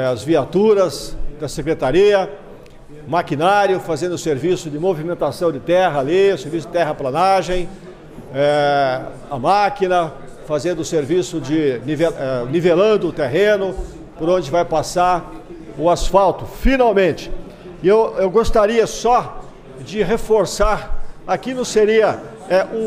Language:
Portuguese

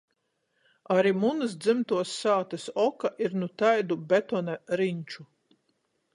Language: Latgalian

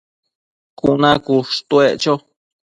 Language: Matsés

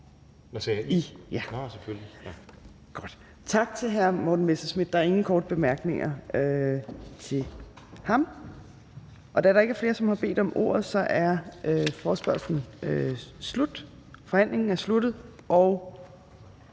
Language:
Danish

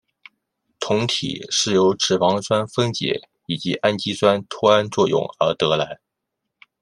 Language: Chinese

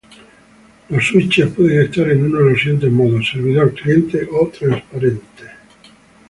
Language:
Spanish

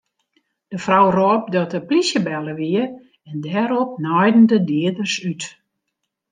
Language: Western Frisian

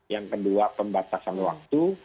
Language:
Indonesian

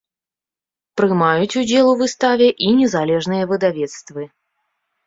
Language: Belarusian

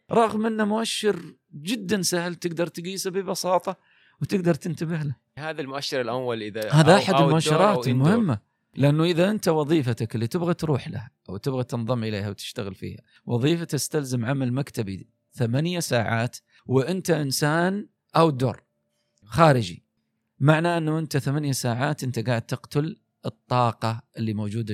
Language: Arabic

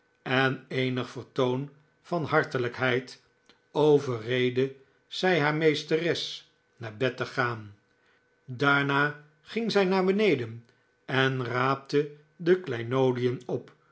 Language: Dutch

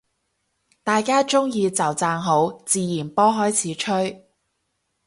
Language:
Cantonese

